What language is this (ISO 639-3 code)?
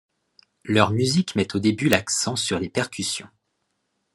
fra